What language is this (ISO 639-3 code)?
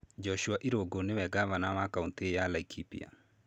kik